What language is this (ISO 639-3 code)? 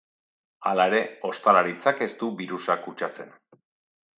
eus